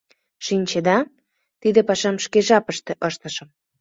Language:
Mari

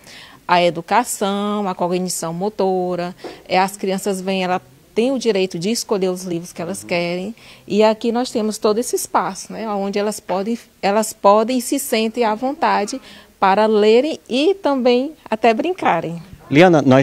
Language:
Portuguese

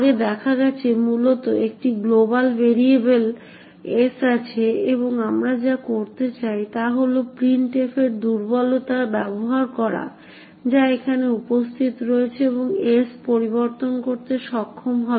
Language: Bangla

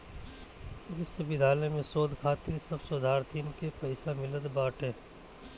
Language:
Bhojpuri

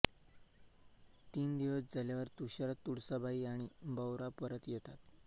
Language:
Marathi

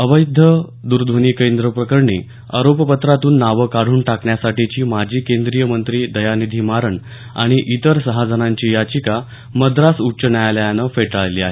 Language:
Marathi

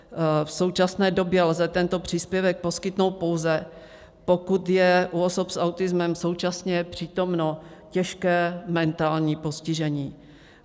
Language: Czech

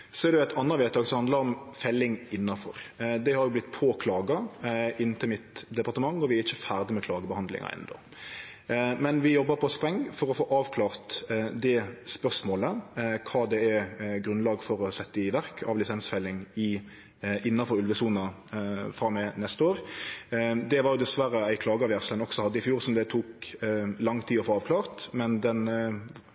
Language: Norwegian Nynorsk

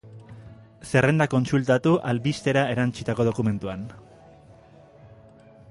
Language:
Basque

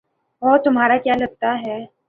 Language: Urdu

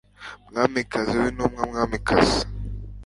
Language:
Kinyarwanda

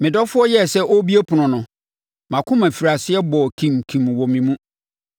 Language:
Akan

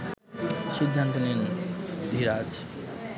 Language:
Bangla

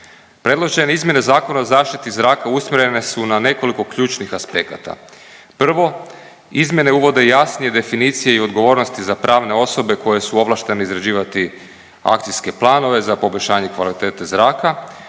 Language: Croatian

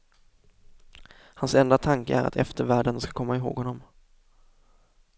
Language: Swedish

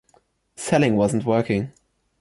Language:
English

